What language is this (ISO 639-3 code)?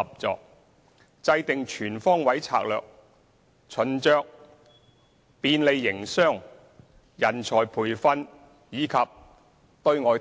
yue